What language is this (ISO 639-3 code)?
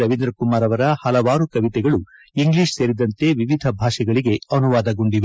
kan